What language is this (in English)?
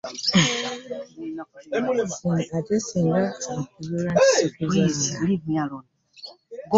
Ganda